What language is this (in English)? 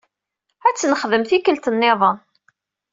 Kabyle